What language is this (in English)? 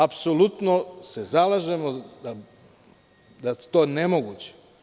Serbian